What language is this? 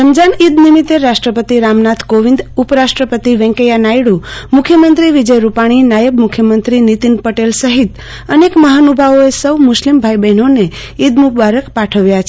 Gujarati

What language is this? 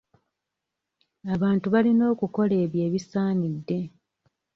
Ganda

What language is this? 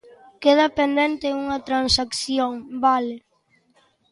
Galician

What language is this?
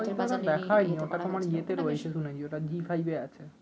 Bangla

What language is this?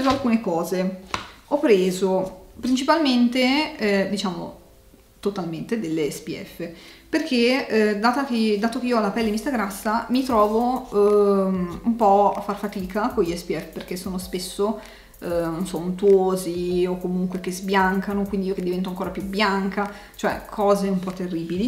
Italian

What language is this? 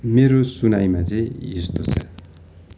Nepali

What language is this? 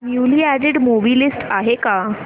Marathi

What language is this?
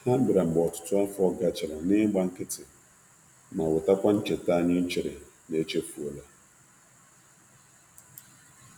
Igbo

